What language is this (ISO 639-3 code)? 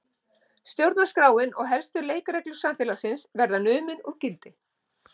isl